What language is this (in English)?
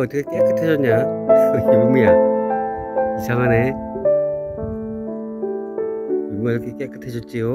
Korean